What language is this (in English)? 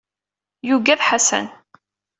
Kabyle